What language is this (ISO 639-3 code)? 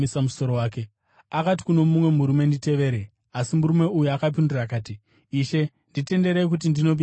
sna